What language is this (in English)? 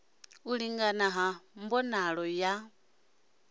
Venda